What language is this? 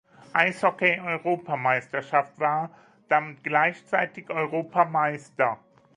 German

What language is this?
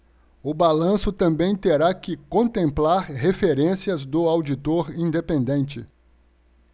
Portuguese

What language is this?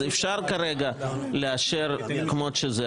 Hebrew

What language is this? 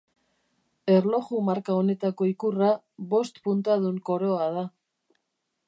Basque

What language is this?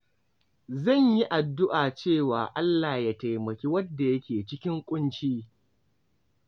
Hausa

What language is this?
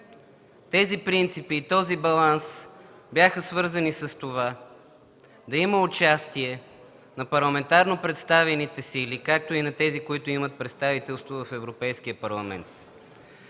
Bulgarian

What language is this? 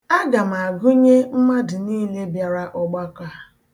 Igbo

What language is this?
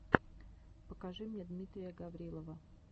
Russian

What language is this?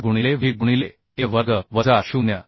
Marathi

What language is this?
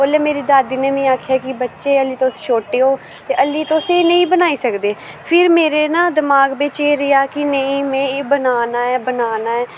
Dogri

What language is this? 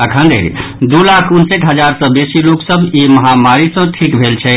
Maithili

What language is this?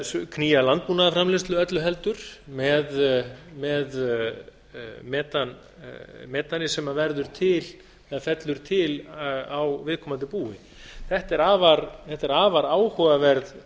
Icelandic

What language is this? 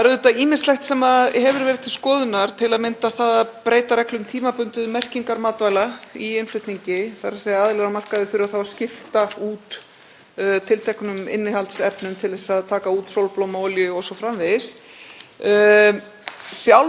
Icelandic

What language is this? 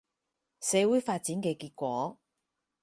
Cantonese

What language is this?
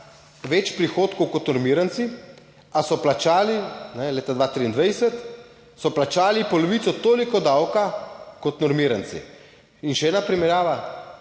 Slovenian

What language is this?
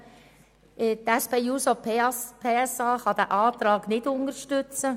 Swiss German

